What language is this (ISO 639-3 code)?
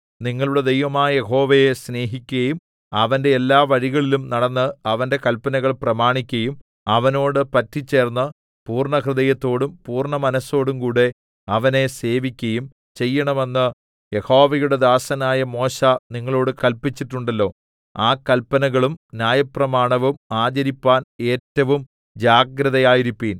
mal